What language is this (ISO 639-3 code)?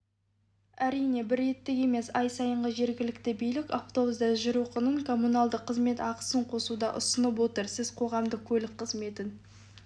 kaz